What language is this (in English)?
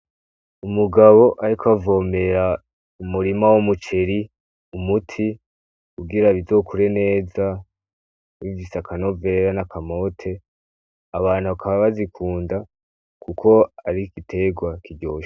Rundi